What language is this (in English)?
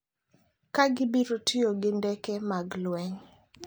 Luo (Kenya and Tanzania)